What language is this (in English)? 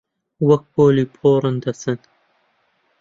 Central Kurdish